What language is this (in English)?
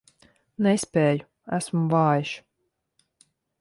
Latvian